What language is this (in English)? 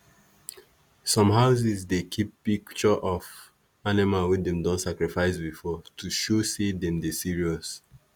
Nigerian Pidgin